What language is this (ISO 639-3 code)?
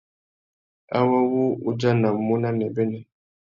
bag